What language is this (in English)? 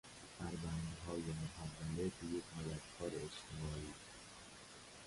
Persian